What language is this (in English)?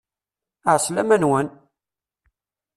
Kabyle